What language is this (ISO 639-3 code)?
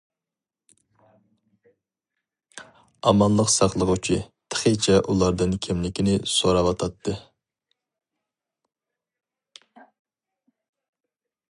uig